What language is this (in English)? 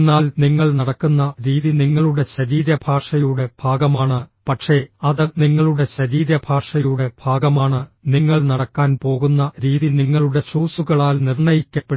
Malayalam